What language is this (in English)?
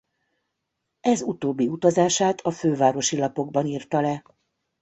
Hungarian